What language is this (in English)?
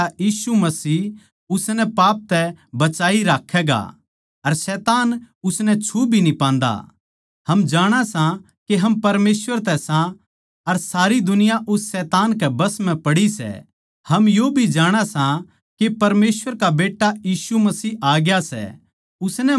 Haryanvi